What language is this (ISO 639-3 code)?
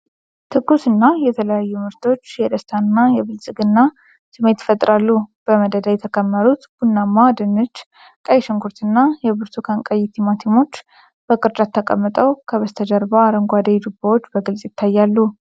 amh